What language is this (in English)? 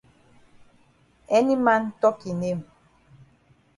Cameroon Pidgin